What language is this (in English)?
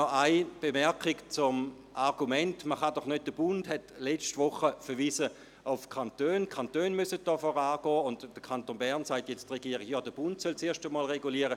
Swiss German